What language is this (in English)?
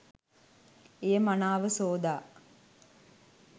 Sinhala